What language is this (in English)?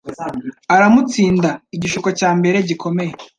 Kinyarwanda